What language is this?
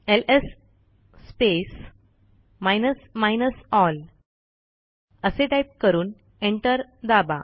Marathi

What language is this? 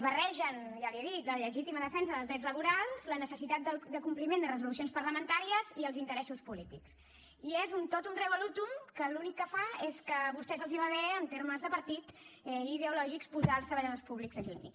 Catalan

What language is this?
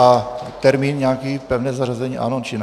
Czech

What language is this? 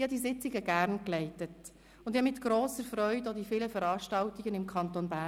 Swiss German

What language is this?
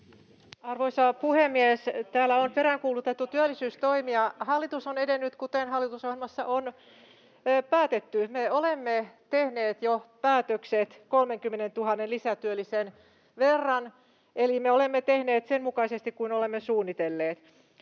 Finnish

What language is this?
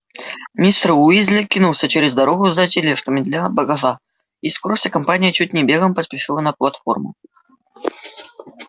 Russian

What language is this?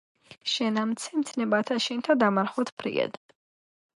Georgian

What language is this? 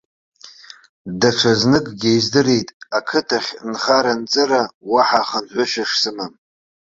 Abkhazian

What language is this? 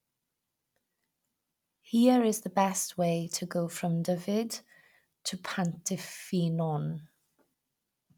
English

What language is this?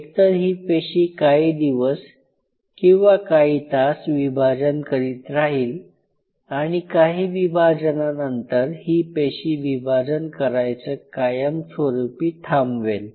Marathi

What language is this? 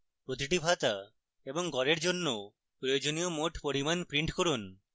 Bangla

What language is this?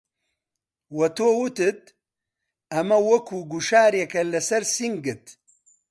Central Kurdish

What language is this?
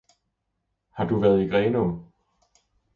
Danish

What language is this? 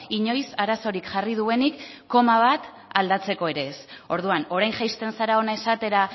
Basque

